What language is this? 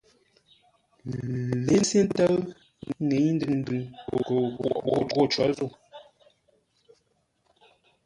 Ngombale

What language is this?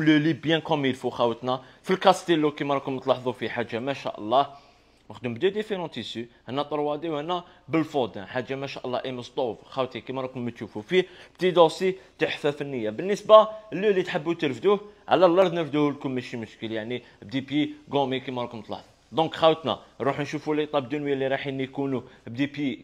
Arabic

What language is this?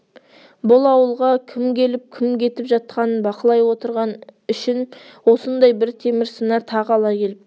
Kazakh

